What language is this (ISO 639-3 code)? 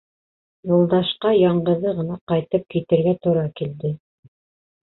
bak